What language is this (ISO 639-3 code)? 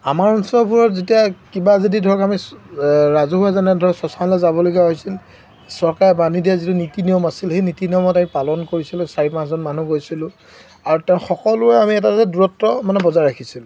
asm